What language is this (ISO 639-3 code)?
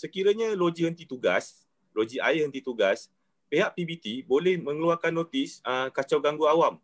msa